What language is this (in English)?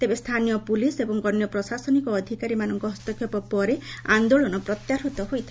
Odia